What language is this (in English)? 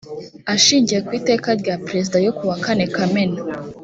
Kinyarwanda